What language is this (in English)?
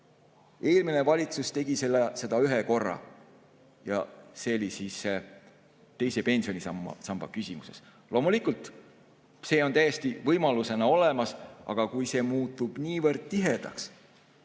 Estonian